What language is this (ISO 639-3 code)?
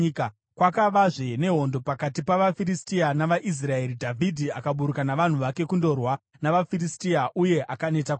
sna